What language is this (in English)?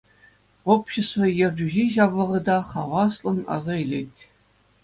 Chuvash